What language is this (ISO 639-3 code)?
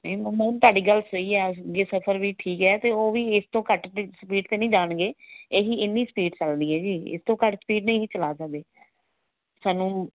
pan